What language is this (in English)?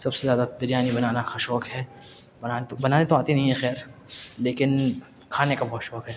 Urdu